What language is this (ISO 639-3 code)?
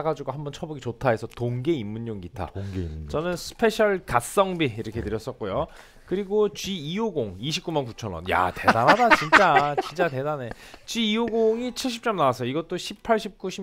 kor